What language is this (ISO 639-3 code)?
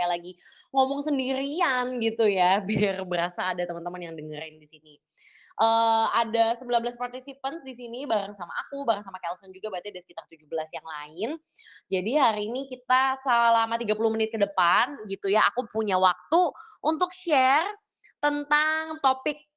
ind